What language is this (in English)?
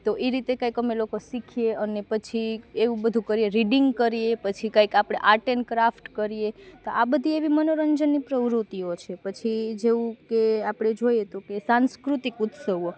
Gujarati